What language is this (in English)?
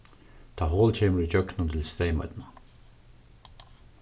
Faroese